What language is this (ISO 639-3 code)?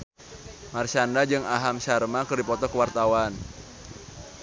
sun